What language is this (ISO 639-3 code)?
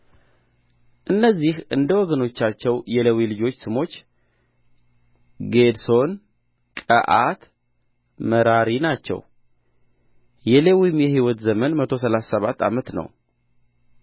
amh